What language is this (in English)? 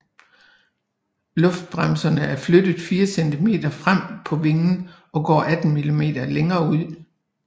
Danish